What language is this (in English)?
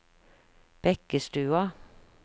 Norwegian